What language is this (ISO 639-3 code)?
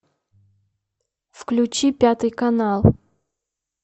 rus